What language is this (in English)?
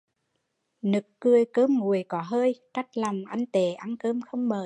Vietnamese